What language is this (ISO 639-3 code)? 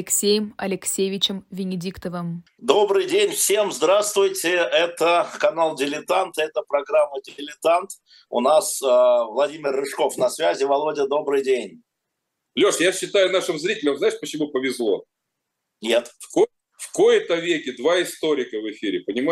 rus